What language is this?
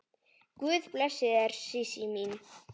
Icelandic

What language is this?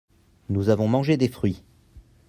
French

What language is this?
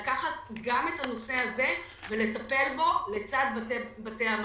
Hebrew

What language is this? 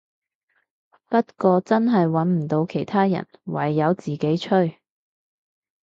Cantonese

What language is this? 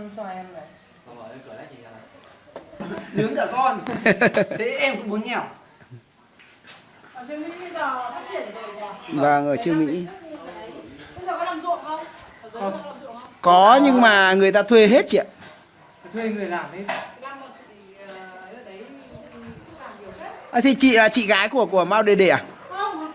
Vietnamese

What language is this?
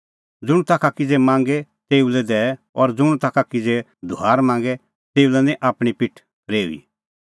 Kullu Pahari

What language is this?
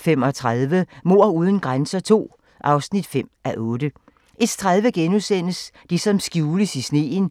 Danish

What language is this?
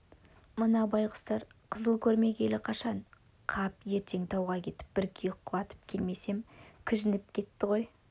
Kazakh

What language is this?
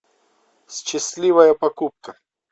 Russian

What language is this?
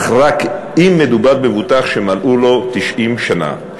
Hebrew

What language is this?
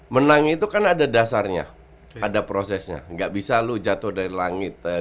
Indonesian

